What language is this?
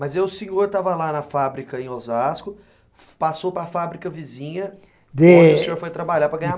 Portuguese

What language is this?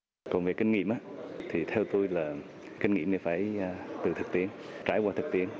Vietnamese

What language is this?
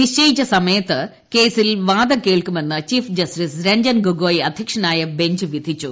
Malayalam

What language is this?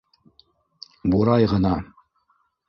Bashkir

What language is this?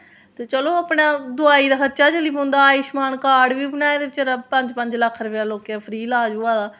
Dogri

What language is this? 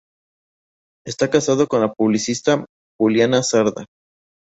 Spanish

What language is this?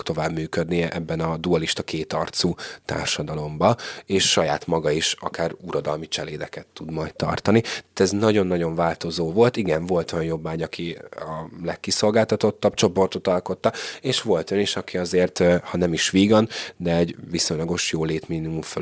Hungarian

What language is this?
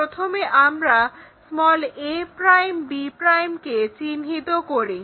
Bangla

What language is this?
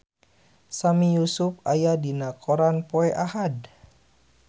Sundanese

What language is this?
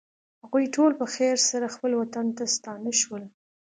Pashto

